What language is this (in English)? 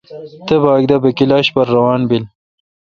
Kalkoti